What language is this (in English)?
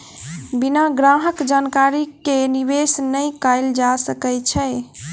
Maithili